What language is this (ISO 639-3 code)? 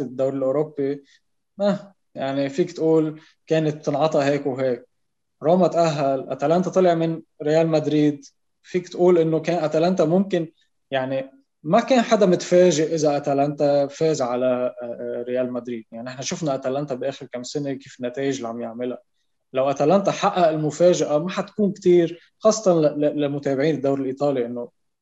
ara